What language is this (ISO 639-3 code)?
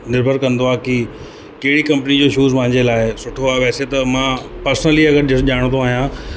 snd